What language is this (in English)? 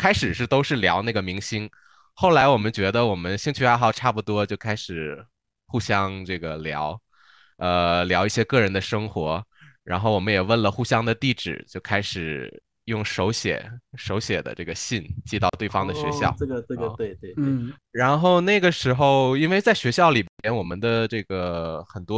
Chinese